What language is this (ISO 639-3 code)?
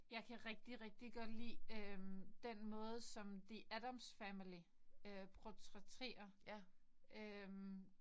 dan